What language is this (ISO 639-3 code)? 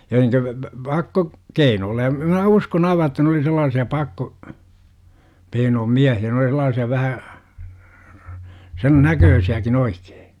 fin